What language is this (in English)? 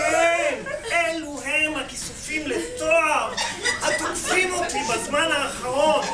Hebrew